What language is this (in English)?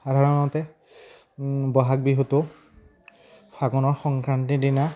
Assamese